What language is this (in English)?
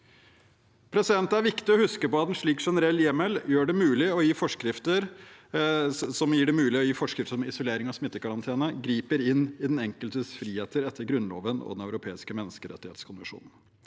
Norwegian